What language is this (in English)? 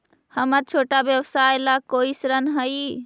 Magahi